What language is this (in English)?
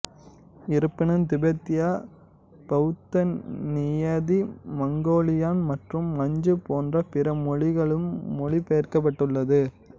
Tamil